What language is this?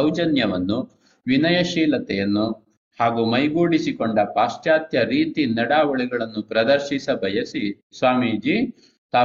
Kannada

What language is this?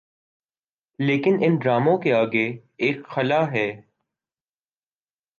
Urdu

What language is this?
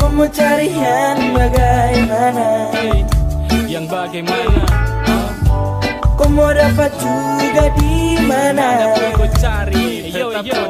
Indonesian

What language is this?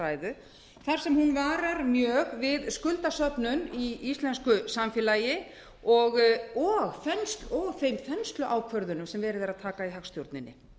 Icelandic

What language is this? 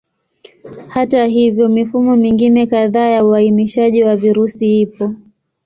Swahili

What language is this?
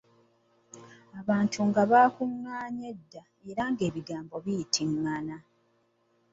Ganda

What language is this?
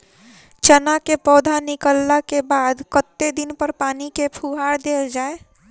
Maithili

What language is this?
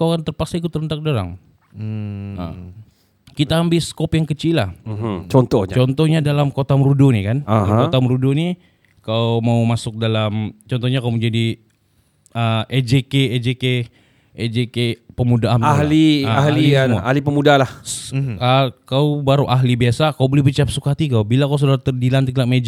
Malay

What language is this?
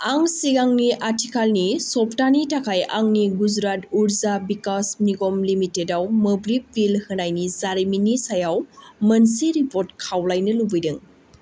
Bodo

